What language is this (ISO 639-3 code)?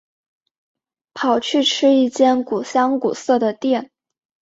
zho